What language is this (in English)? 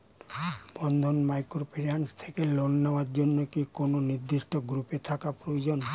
Bangla